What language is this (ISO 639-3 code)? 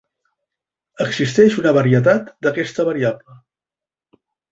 cat